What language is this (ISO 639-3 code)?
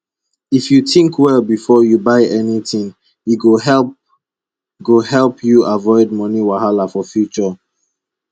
pcm